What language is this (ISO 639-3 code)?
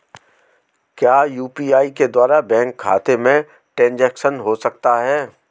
hin